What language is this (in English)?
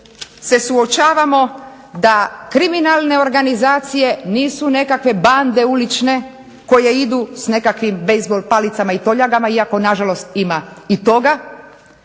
Croatian